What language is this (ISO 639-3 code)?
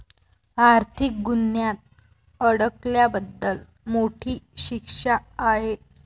mar